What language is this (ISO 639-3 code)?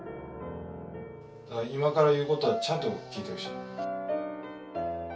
jpn